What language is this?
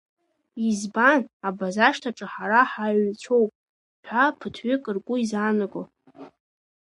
Abkhazian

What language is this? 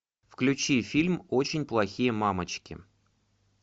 Russian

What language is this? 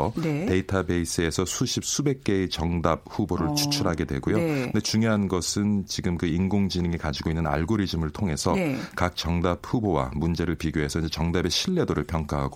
Korean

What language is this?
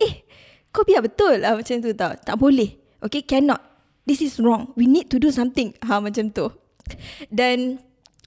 Malay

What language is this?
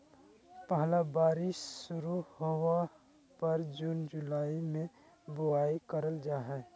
Magahi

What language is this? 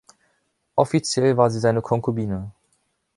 German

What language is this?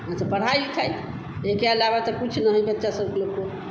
Hindi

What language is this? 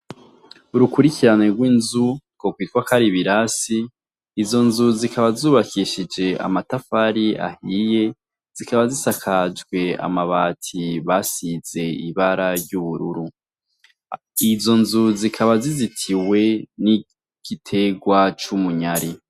Rundi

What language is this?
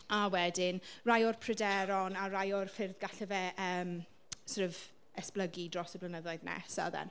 Welsh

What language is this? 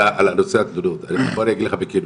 Hebrew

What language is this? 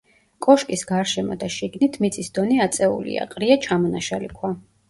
Georgian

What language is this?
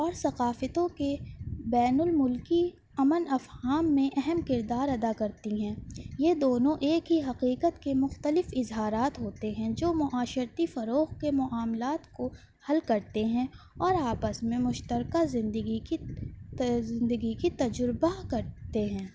Urdu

